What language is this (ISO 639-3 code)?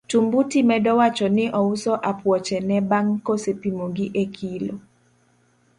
luo